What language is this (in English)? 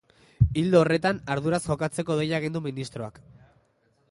Basque